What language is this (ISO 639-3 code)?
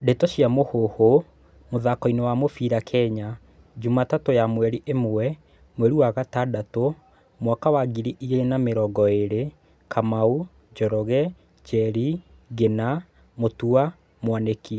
kik